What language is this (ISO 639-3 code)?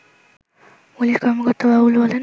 ben